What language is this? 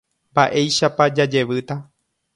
Guarani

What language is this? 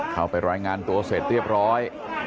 Thai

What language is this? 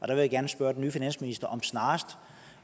Danish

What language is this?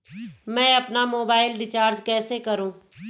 Hindi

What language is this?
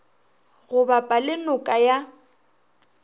Northern Sotho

